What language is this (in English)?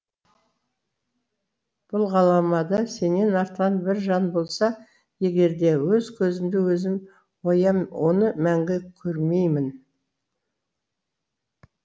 Kazakh